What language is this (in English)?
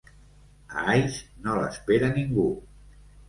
Catalan